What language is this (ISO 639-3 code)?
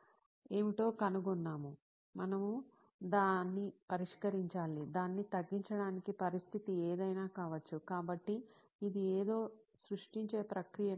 tel